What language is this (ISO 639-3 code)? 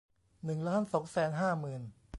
tha